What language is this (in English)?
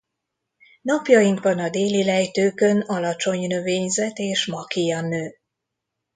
Hungarian